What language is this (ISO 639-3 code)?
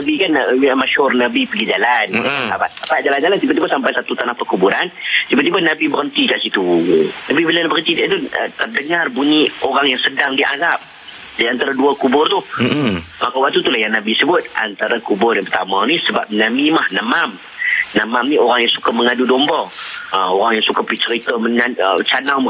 msa